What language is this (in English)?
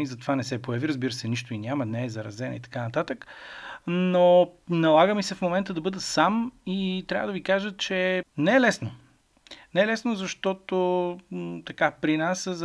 Bulgarian